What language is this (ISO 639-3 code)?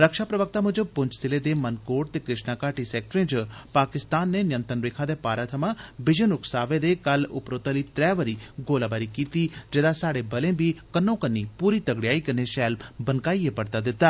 doi